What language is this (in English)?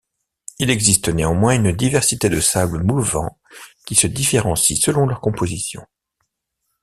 French